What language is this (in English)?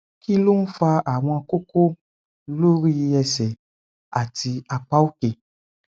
Yoruba